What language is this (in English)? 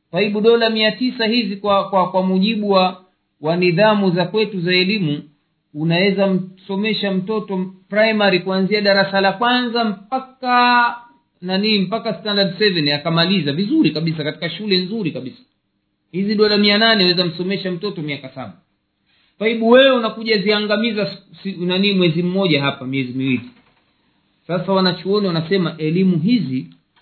Swahili